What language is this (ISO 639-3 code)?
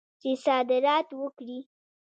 pus